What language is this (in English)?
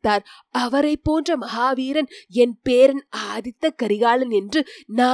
Tamil